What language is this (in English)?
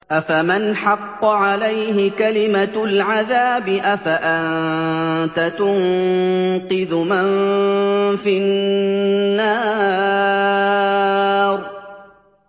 Arabic